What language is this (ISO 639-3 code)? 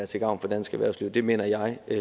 dan